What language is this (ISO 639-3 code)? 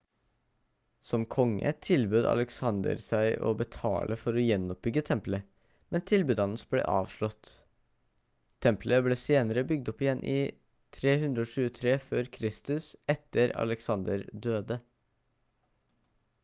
nob